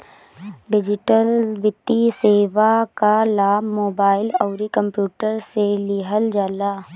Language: Bhojpuri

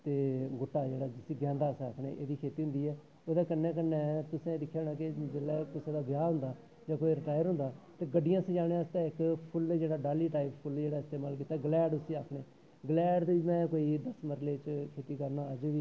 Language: Dogri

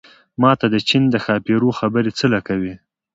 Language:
Pashto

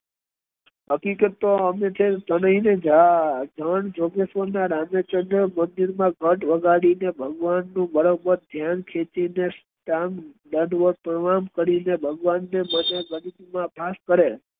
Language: Gujarati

